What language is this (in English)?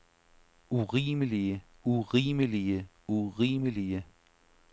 Danish